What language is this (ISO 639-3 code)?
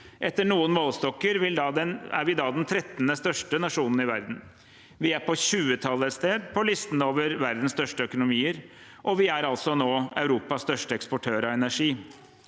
nor